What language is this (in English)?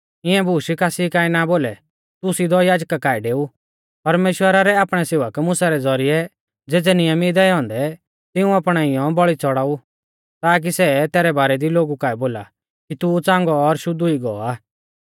Mahasu Pahari